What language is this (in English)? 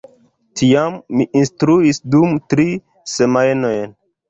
Esperanto